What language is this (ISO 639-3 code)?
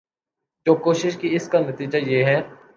urd